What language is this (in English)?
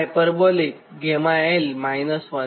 Gujarati